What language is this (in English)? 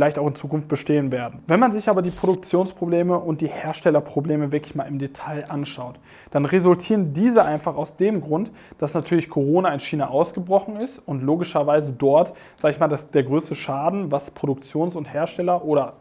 German